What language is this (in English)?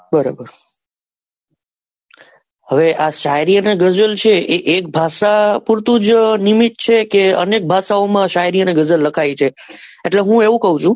Gujarati